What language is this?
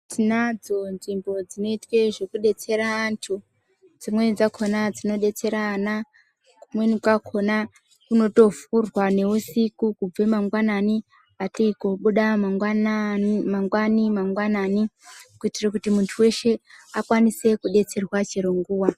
Ndau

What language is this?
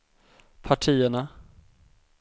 Swedish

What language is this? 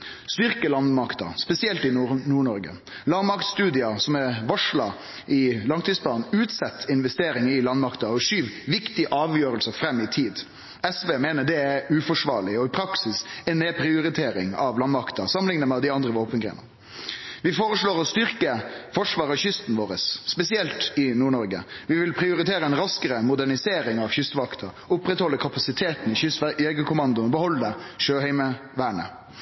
Norwegian Nynorsk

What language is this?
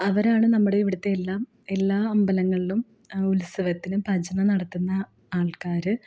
Malayalam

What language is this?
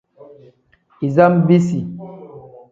Tem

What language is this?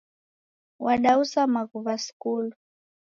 Taita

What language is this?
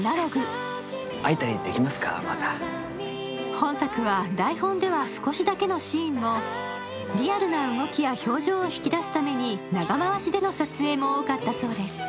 Japanese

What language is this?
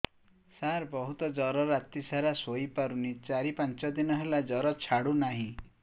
Odia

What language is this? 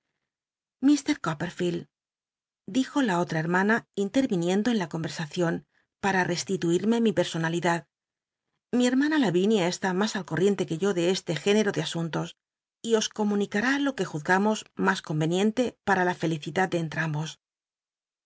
Spanish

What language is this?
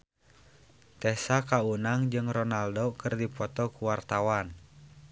Sundanese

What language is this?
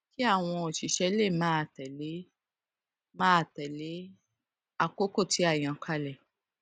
Yoruba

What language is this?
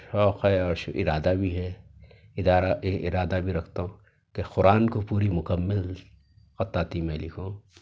Urdu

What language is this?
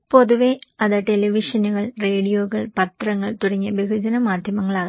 Malayalam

